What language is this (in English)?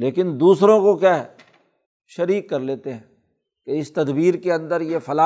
Urdu